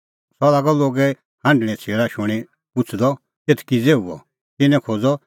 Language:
Kullu Pahari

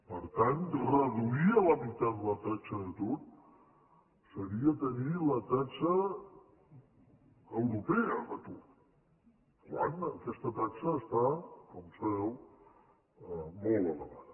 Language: Catalan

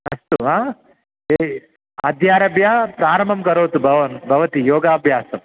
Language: Sanskrit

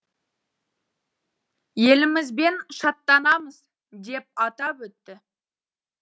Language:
Kazakh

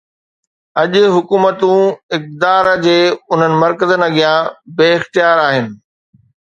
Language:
Sindhi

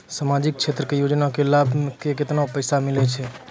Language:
Maithili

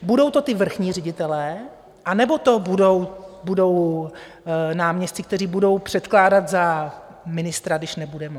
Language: Czech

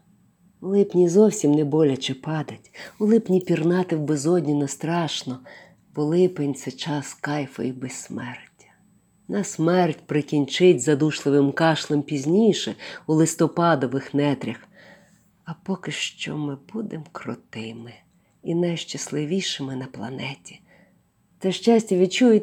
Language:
Ukrainian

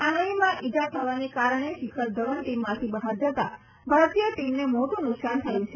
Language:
Gujarati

